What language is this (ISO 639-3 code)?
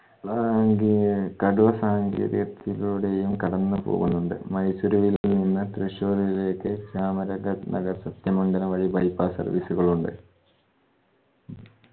mal